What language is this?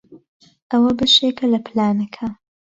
Central Kurdish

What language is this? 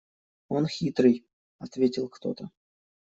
Russian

